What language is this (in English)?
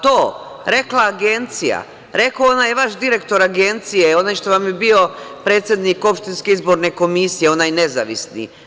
Serbian